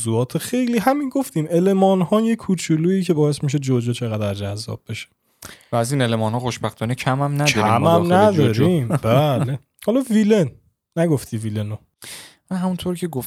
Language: Persian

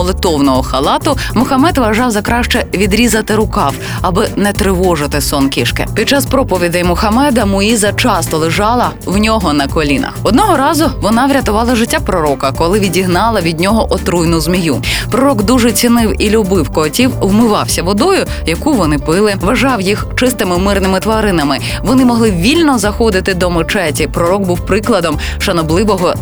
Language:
Ukrainian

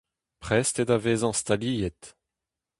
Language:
Breton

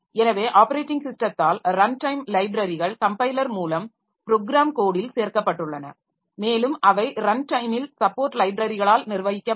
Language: Tamil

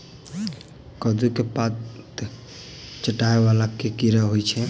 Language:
Maithili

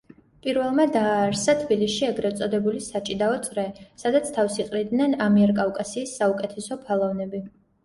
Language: Georgian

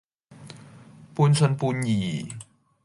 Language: Cantonese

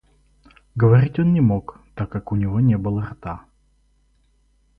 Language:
Russian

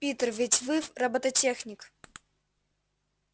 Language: Russian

